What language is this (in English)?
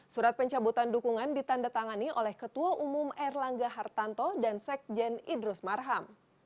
Indonesian